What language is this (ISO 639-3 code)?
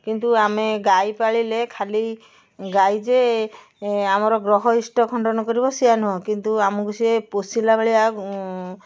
ori